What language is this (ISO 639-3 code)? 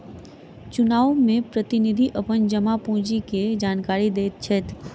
mai